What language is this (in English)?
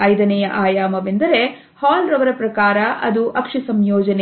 Kannada